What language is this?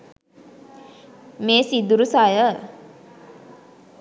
Sinhala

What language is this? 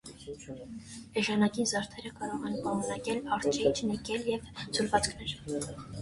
Armenian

